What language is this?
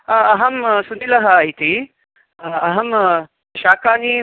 Sanskrit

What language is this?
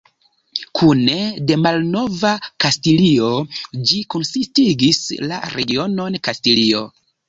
Esperanto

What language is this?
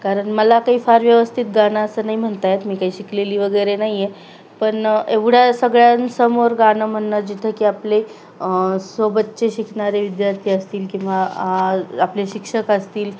Marathi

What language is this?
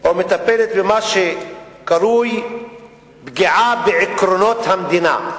Hebrew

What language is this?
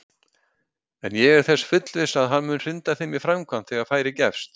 Icelandic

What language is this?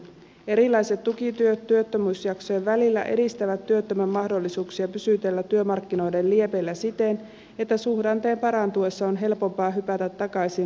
Finnish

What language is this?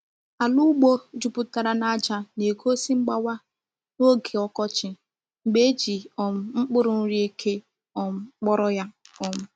Igbo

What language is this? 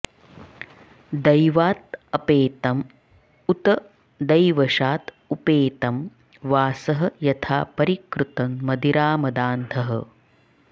Sanskrit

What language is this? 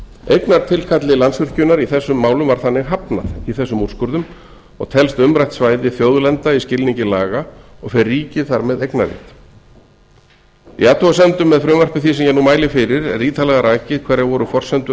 Icelandic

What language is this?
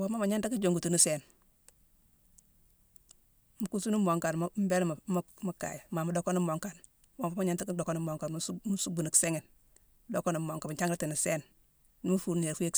Mansoanka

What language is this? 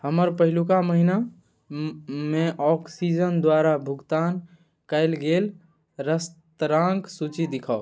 Maithili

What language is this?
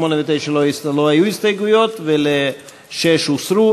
Hebrew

